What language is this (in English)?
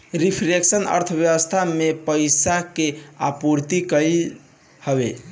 Bhojpuri